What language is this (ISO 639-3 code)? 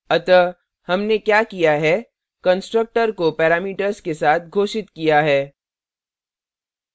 hin